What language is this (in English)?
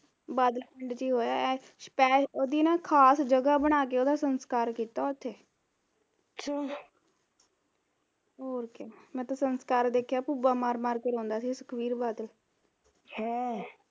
Punjabi